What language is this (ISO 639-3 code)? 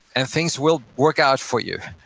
eng